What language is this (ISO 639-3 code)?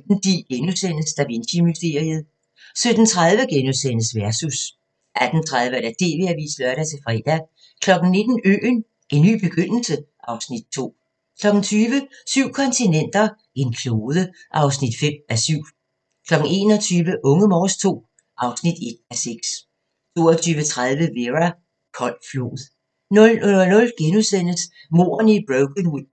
dan